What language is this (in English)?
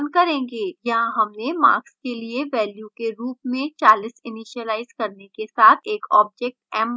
Hindi